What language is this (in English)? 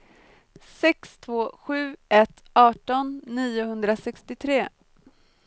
Swedish